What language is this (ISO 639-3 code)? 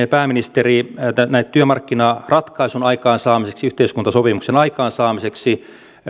fin